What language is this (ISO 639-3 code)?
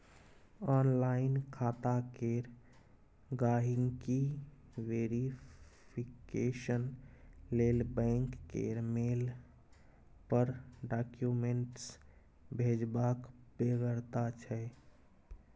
mai